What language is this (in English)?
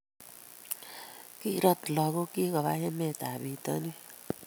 Kalenjin